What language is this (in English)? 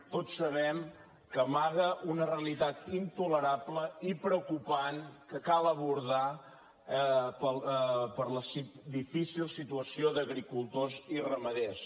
Catalan